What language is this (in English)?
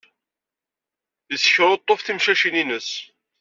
Kabyle